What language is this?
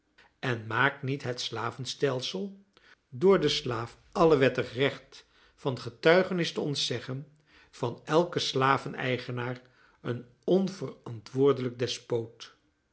Dutch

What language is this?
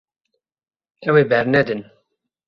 Kurdish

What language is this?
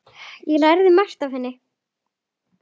Icelandic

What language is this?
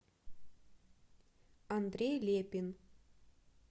Russian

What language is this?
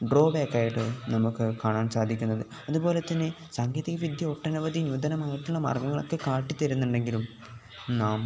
Malayalam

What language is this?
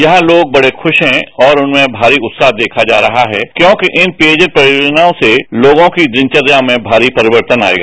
Hindi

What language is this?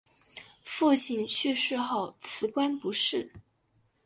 Chinese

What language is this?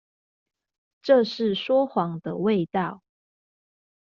Chinese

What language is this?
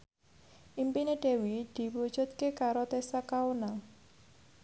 Javanese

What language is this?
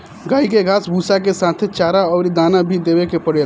Bhojpuri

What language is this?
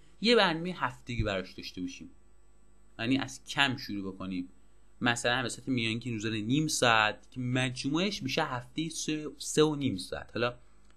Persian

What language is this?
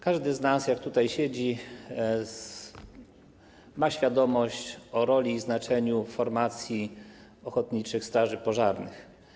Polish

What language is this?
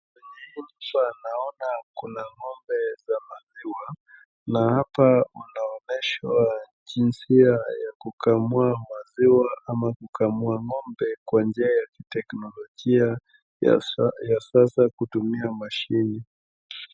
Swahili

